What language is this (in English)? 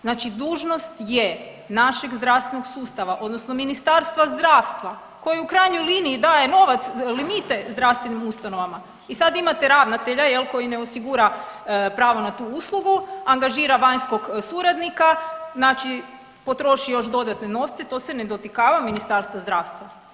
Croatian